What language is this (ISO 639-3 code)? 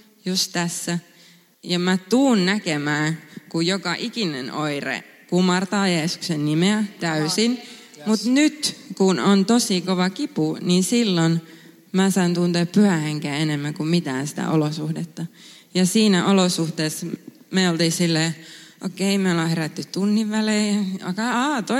fin